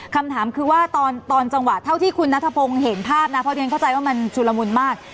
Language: Thai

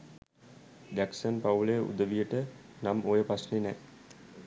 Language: Sinhala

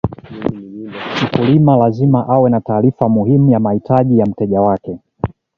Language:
Swahili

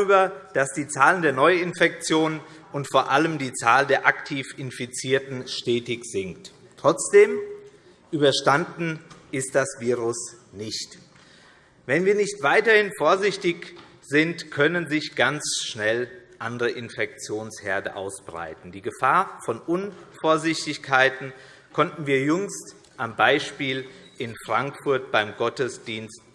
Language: German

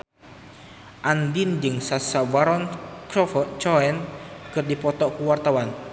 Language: Sundanese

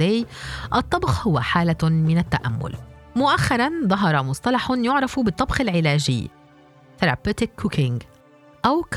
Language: Arabic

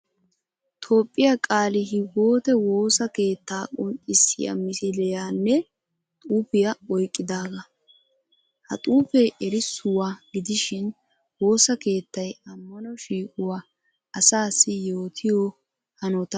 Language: Wolaytta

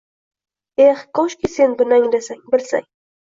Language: Uzbek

